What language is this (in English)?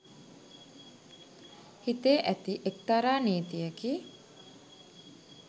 Sinhala